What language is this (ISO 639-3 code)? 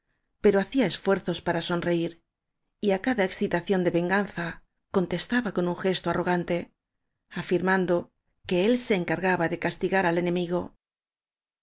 spa